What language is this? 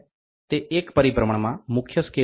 Gujarati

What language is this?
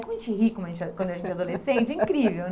Portuguese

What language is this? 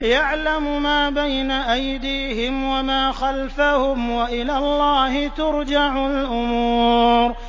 Arabic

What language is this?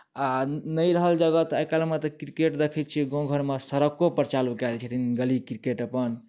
Maithili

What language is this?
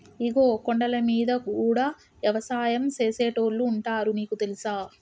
Telugu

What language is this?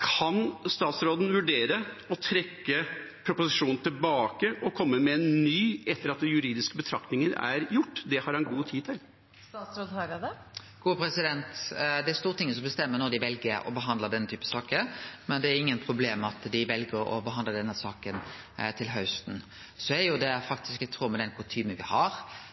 Norwegian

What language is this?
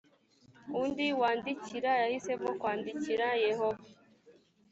Kinyarwanda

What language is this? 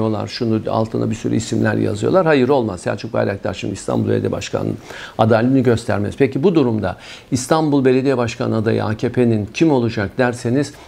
Turkish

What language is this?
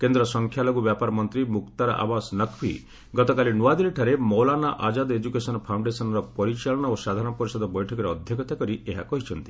Odia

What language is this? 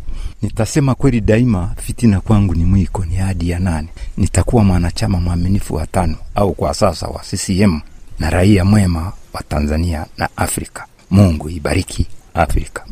Swahili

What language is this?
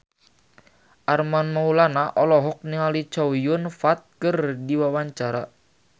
Sundanese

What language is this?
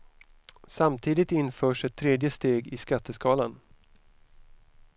Swedish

